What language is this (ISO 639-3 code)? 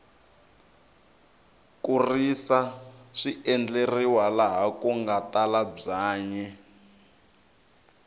tso